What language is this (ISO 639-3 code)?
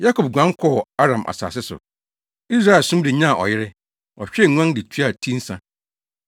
aka